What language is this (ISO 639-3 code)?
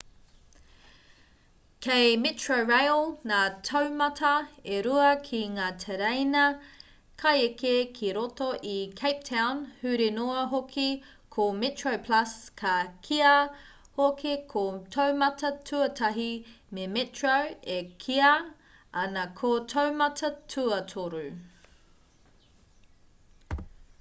mri